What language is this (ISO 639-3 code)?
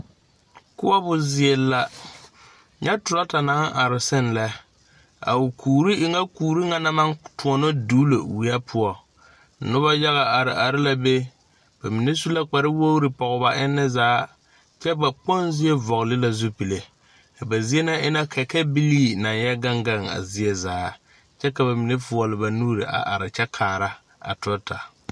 dga